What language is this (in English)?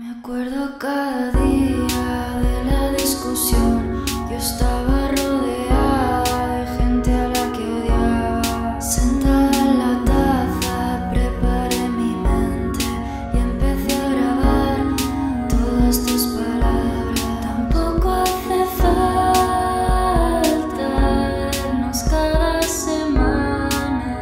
Vietnamese